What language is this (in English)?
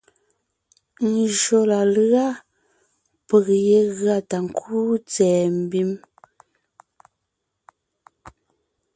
Ngiemboon